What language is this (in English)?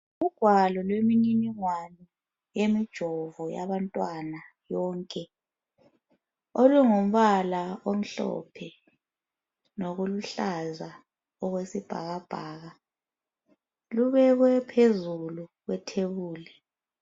North Ndebele